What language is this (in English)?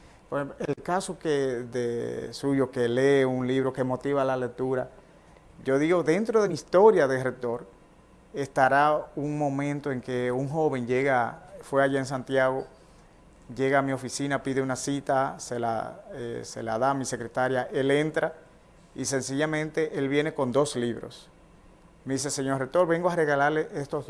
Spanish